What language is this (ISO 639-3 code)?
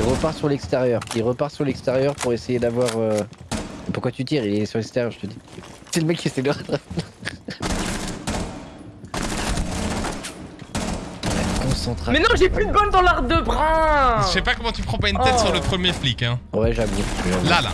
fra